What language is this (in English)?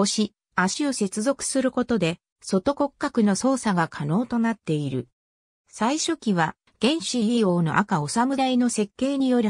Japanese